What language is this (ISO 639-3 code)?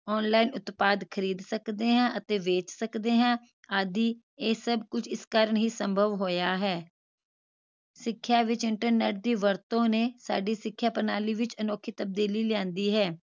pan